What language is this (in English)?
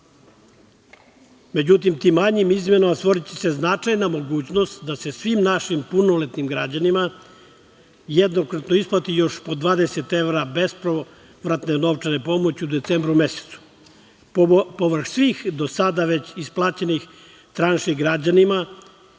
Serbian